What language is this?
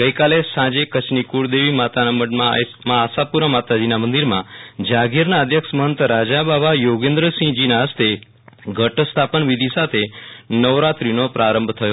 Gujarati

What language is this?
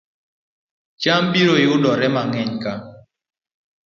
Luo (Kenya and Tanzania)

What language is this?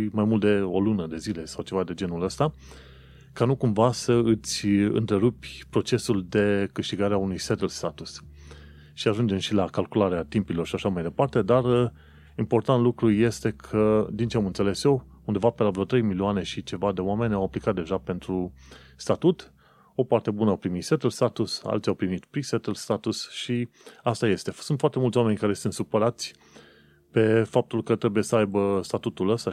Romanian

